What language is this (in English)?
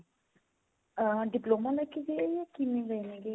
Punjabi